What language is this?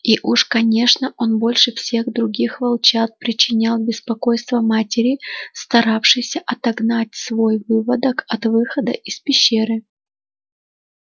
Russian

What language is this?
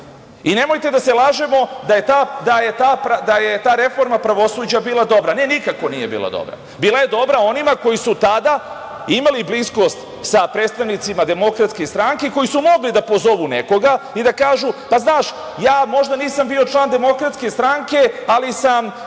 Serbian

